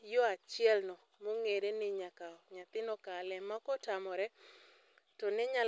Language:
Luo (Kenya and Tanzania)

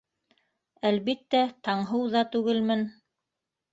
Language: Bashkir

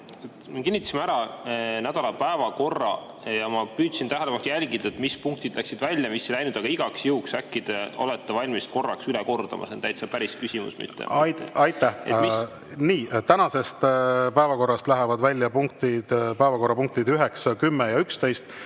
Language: Estonian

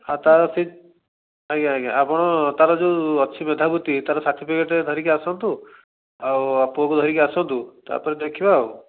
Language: Odia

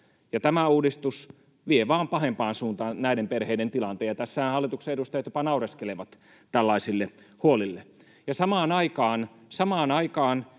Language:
Finnish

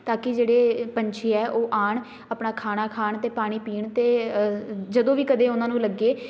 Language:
Punjabi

